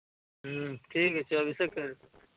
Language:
Hindi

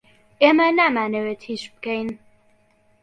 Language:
Central Kurdish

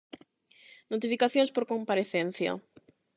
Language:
Galician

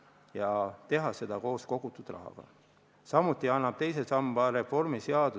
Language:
Estonian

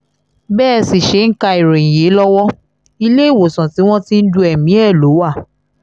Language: Yoruba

